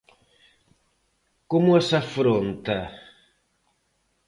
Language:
Galician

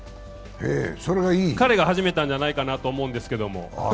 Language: Japanese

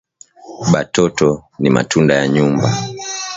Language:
Swahili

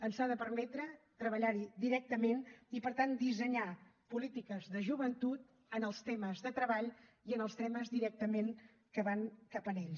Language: Catalan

